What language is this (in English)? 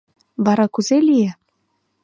Mari